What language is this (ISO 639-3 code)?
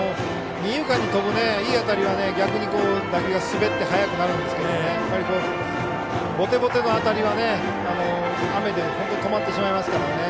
jpn